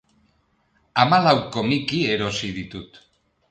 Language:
Basque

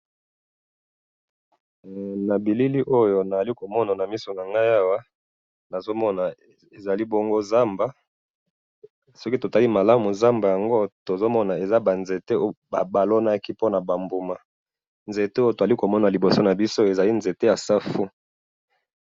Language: Lingala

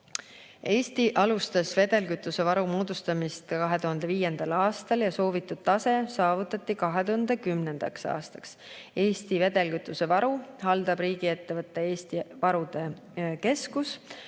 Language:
Estonian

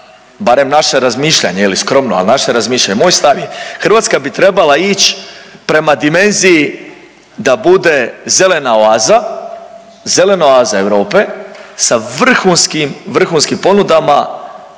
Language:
Croatian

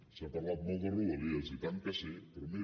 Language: Catalan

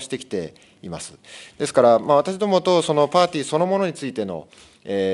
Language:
Japanese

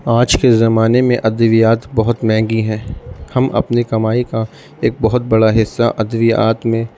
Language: Urdu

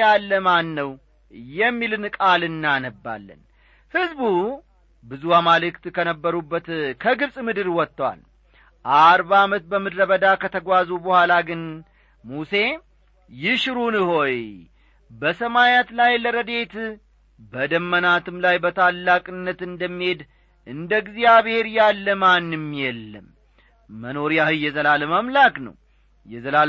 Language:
Amharic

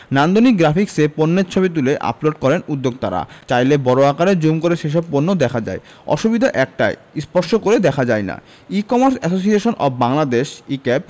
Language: Bangla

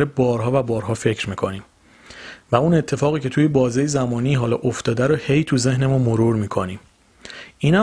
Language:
Persian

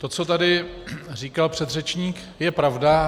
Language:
Czech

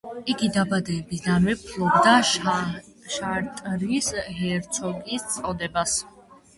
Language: Georgian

